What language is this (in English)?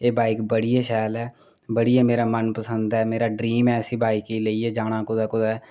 Dogri